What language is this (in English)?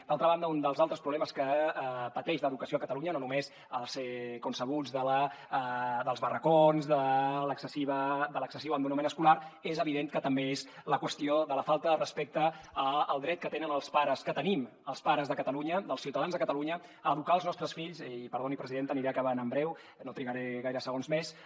Catalan